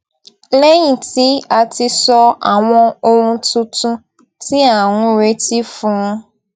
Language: Yoruba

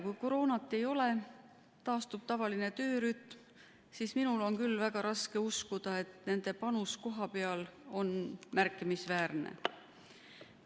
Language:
Estonian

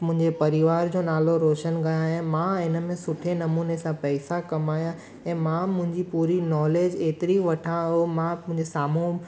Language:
Sindhi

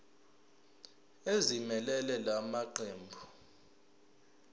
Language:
Zulu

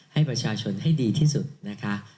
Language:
Thai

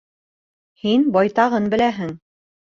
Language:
Bashkir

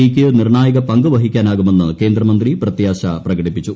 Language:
Malayalam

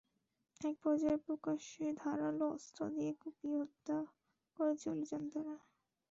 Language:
Bangla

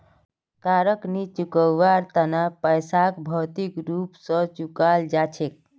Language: Magahi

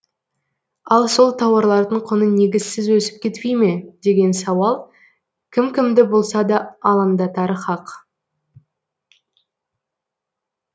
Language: Kazakh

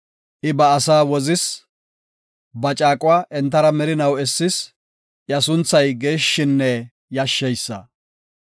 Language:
Gofa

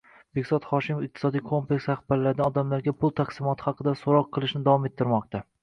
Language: Uzbek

